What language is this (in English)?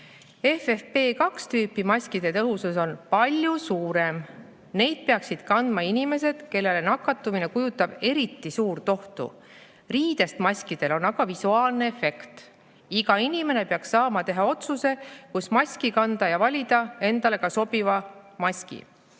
Estonian